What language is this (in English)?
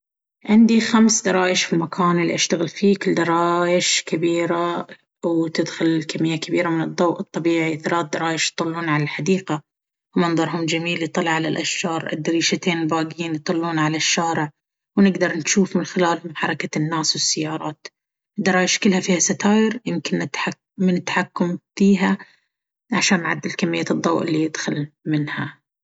Baharna Arabic